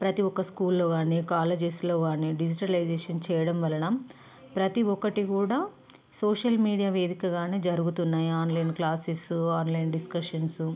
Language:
Telugu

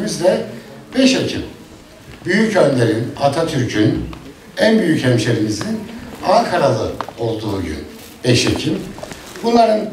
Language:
Turkish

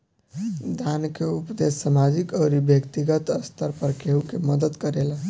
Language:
Bhojpuri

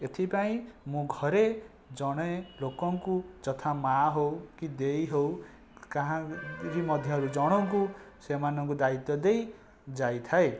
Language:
Odia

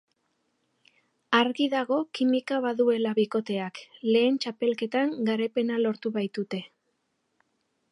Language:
Basque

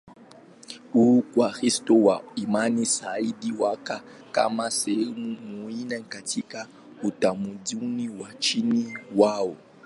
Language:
Swahili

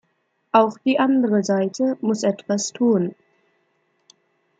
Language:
German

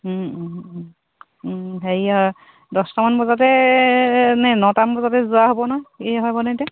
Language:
Assamese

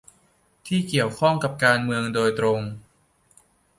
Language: Thai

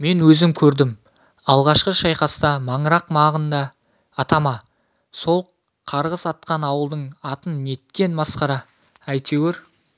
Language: Kazakh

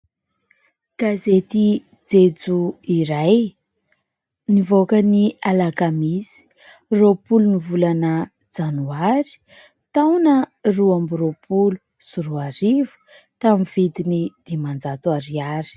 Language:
Malagasy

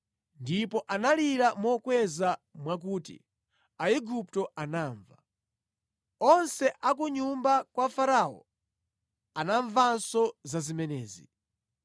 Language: Nyanja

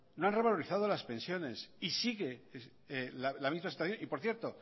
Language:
Spanish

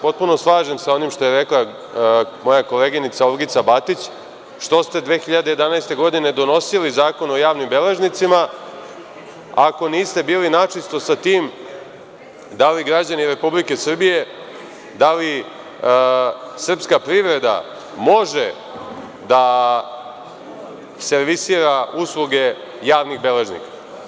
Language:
Serbian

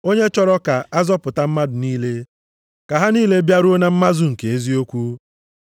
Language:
Igbo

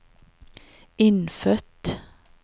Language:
Norwegian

